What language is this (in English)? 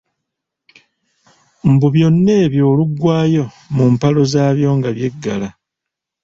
Ganda